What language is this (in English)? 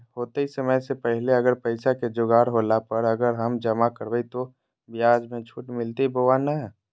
Magahi